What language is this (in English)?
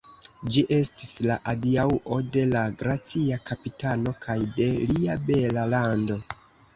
Esperanto